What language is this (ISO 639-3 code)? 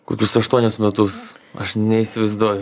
lit